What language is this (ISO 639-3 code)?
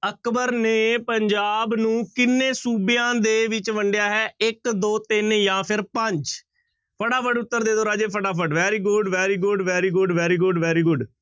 pan